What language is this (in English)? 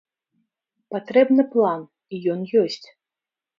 Belarusian